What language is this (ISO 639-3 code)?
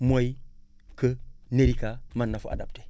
wol